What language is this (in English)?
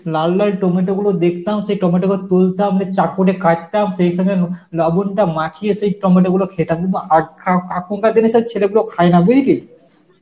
Bangla